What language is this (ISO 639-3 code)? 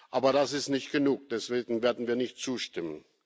deu